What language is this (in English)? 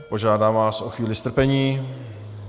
Czech